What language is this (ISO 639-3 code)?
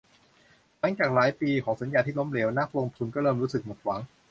tha